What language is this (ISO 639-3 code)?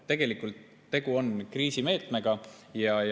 est